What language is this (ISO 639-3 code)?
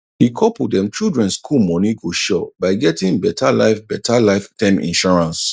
pcm